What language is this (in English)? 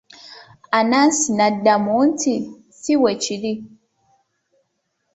Ganda